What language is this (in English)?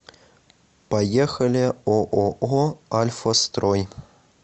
Russian